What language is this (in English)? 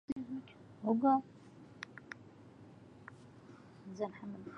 Arabic